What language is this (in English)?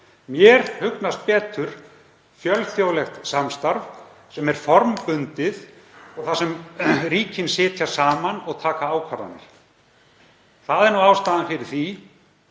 Icelandic